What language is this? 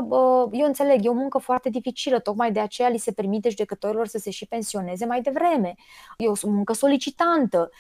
Romanian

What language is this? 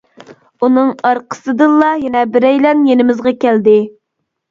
Uyghur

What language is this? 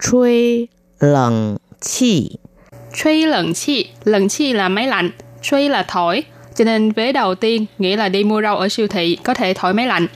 Vietnamese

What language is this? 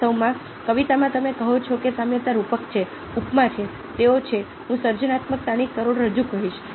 Gujarati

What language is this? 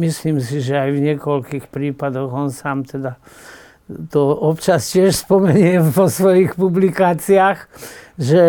Slovak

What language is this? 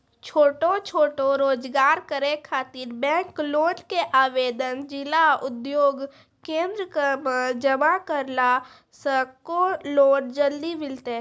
Maithili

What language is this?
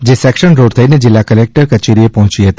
Gujarati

